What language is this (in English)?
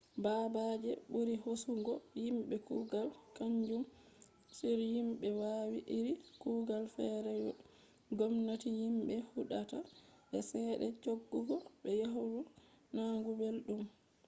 Fula